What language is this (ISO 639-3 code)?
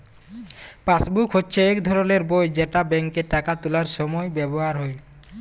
ben